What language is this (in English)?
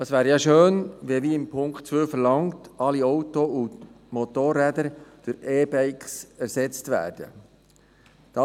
Swiss German